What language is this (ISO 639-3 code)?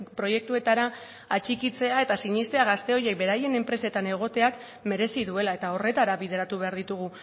eus